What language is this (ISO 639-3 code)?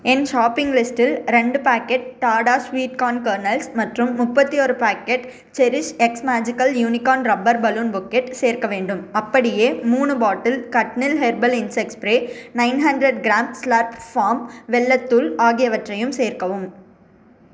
tam